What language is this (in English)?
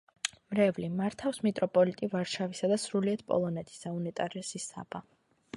Georgian